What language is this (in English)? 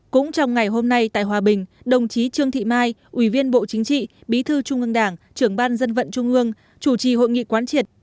Vietnamese